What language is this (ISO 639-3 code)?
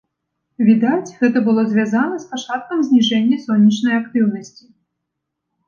bel